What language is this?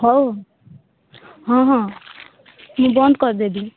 Odia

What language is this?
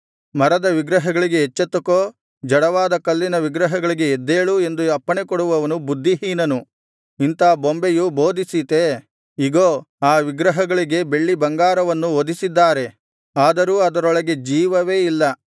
Kannada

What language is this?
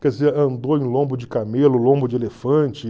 Portuguese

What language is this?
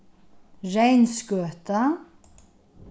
Faroese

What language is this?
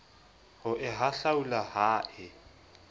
Southern Sotho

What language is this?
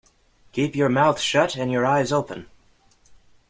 English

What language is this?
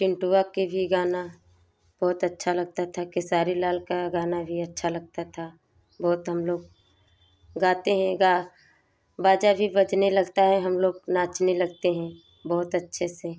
Hindi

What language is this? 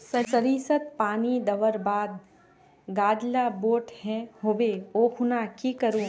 Magahi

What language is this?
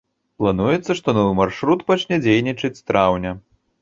Belarusian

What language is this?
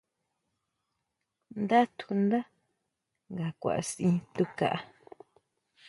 Huautla Mazatec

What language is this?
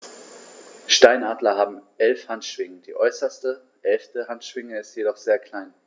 German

